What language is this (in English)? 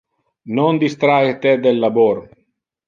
Interlingua